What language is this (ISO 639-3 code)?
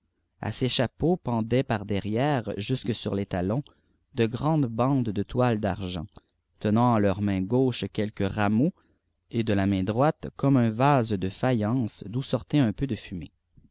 fra